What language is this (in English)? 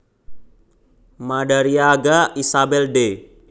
Javanese